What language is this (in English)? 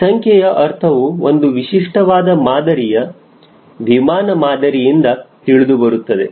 Kannada